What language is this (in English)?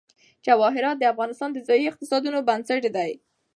Pashto